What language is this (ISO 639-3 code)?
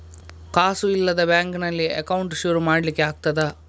kan